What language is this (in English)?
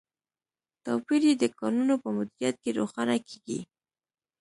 Pashto